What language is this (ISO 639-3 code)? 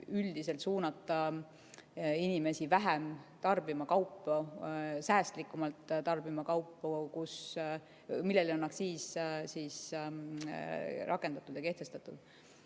est